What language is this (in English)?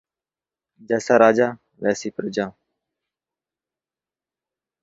Urdu